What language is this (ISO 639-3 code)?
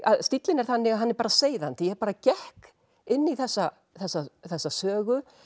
isl